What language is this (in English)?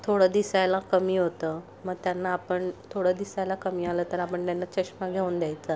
Marathi